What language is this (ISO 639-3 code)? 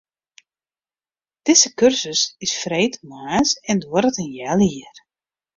fry